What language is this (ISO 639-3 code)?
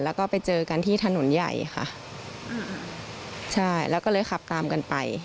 tha